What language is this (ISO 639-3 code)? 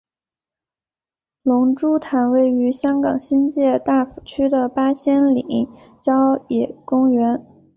zho